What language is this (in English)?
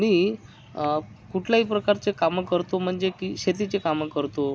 Marathi